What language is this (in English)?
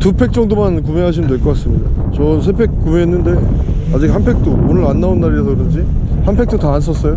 Korean